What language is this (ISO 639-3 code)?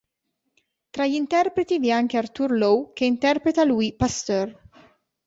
ita